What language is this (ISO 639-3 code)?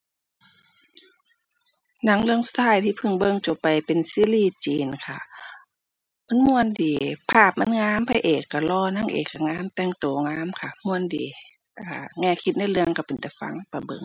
tha